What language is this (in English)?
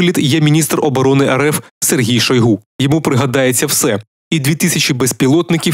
Ukrainian